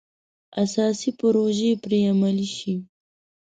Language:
Pashto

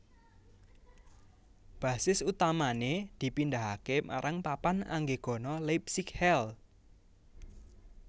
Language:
Javanese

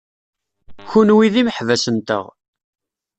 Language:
Kabyle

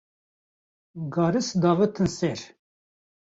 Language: Kurdish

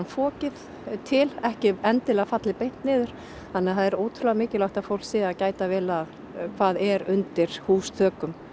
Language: Icelandic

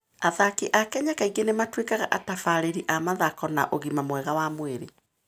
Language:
Kikuyu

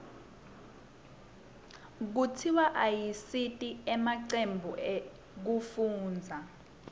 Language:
Swati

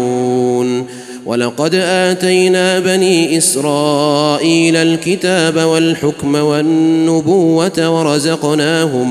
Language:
Arabic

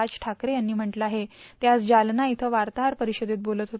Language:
Marathi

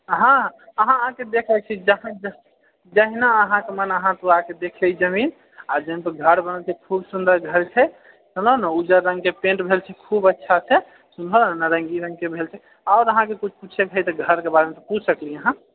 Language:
Maithili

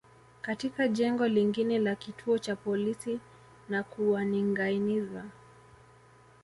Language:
Swahili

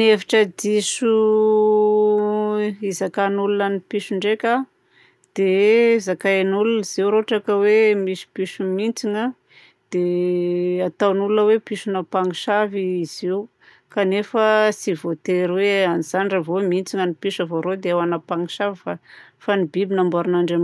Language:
Southern Betsimisaraka Malagasy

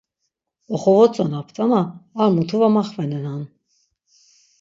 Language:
Laz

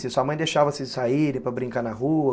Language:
Portuguese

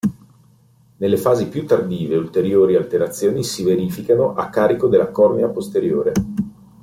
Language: Italian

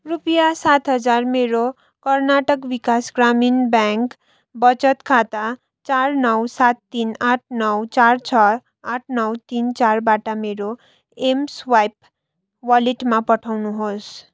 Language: Nepali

